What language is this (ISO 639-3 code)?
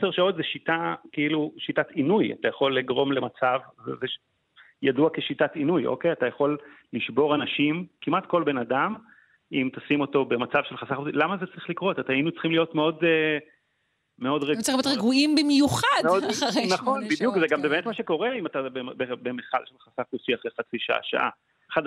heb